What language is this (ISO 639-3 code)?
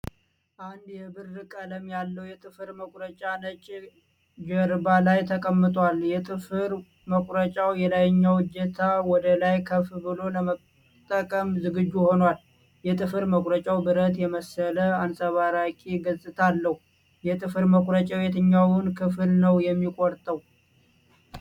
amh